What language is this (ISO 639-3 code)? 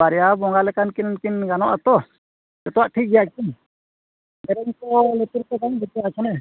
sat